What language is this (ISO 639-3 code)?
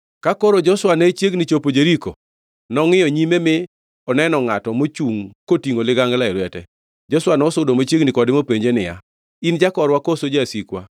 luo